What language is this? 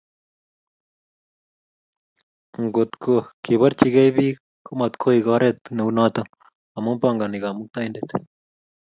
Kalenjin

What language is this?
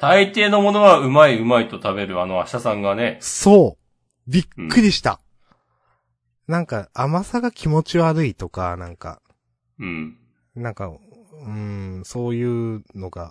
Japanese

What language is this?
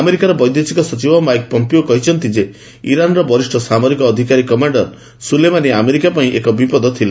Odia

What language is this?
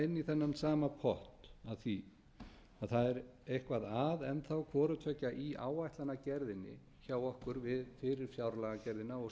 Icelandic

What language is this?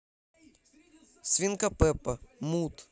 Russian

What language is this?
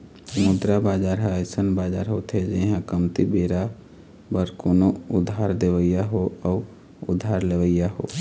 Chhattisgarhi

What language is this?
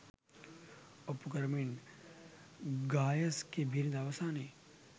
Sinhala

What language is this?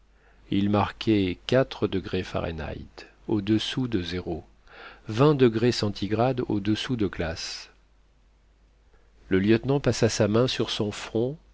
French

